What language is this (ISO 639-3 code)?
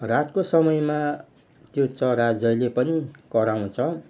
nep